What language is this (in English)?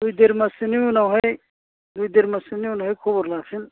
Bodo